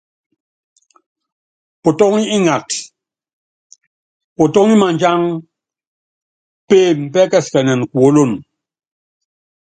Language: Yangben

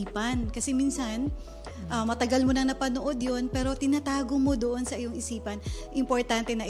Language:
Filipino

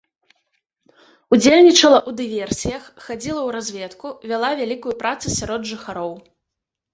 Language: Belarusian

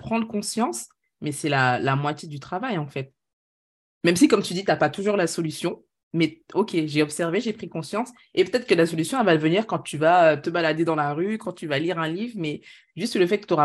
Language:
French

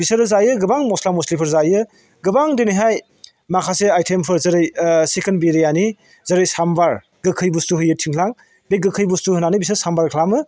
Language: Bodo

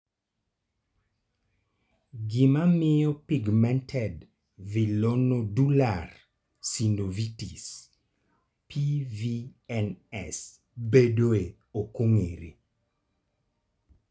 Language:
Luo (Kenya and Tanzania)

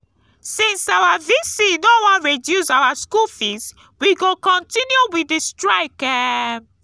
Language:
Nigerian Pidgin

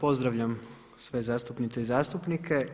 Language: Croatian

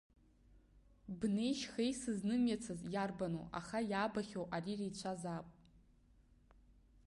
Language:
Abkhazian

